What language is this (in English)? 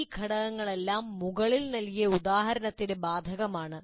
Malayalam